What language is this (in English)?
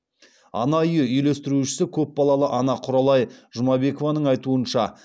Kazakh